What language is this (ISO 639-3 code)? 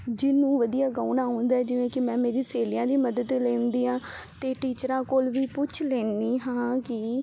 pan